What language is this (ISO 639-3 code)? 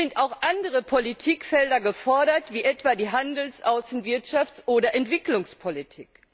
deu